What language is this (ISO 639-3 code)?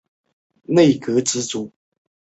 zho